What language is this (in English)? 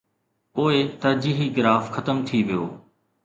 Sindhi